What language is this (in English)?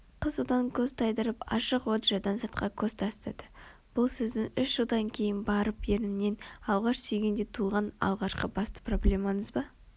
Kazakh